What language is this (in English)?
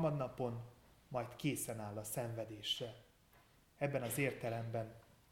Hungarian